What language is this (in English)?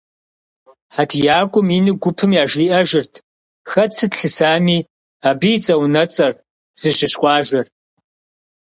Kabardian